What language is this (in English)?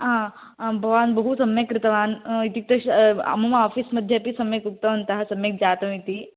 Sanskrit